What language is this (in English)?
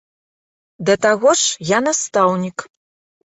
Belarusian